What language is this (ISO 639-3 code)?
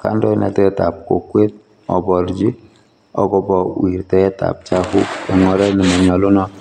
kln